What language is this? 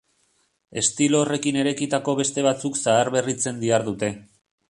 Basque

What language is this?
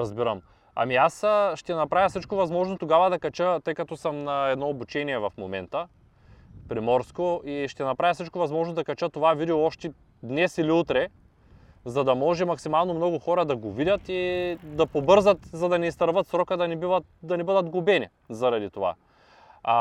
Bulgarian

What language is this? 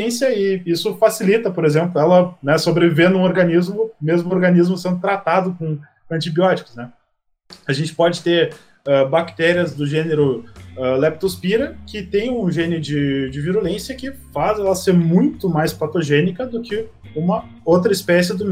Portuguese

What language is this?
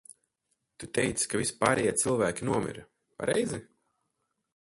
Latvian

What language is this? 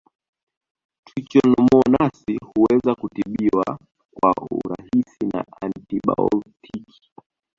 Swahili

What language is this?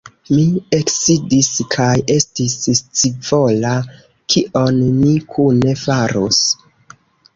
Esperanto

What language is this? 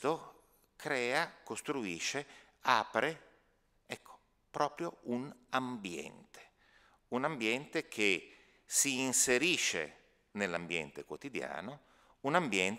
Italian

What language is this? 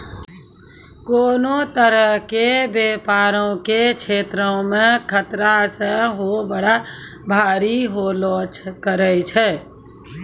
Maithili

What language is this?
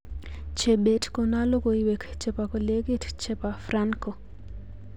Kalenjin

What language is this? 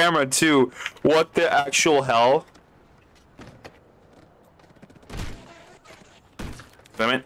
English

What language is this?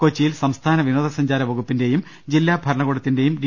Malayalam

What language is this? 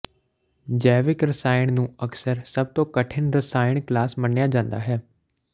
Punjabi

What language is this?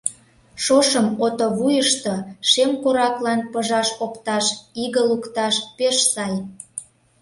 Mari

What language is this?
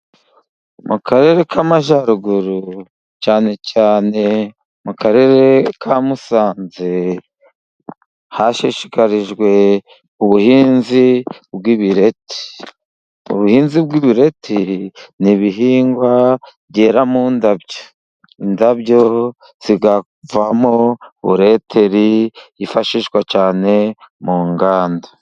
Kinyarwanda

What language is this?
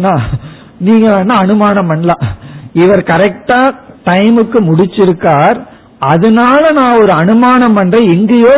Tamil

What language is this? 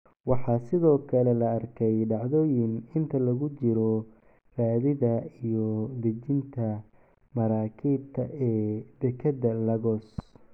Somali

